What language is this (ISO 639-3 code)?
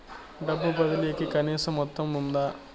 tel